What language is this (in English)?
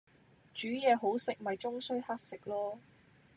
Cantonese